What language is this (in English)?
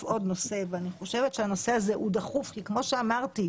Hebrew